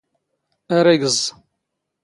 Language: Standard Moroccan Tamazight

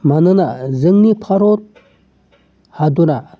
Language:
Bodo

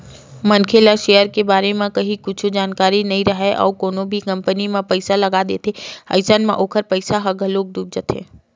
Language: Chhattisgarhi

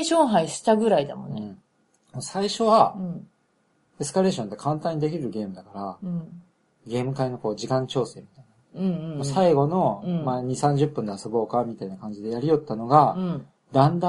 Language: Japanese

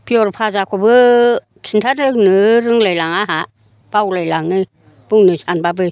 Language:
Bodo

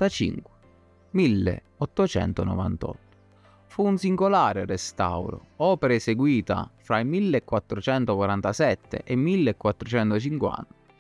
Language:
Italian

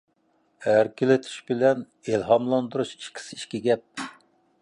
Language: Uyghur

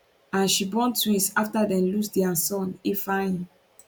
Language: Nigerian Pidgin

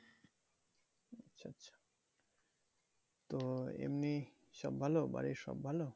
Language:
Bangla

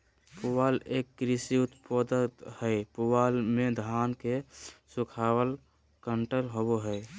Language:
Magahi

